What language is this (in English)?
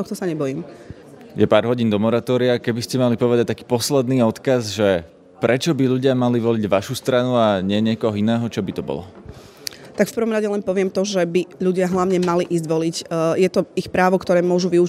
Slovak